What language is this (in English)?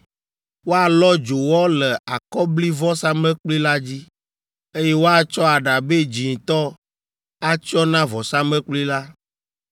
Ewe